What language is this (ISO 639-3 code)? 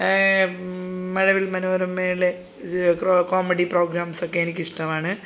mal